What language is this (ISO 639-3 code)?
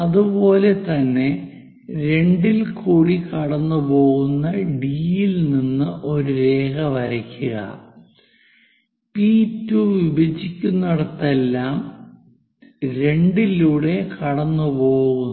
mal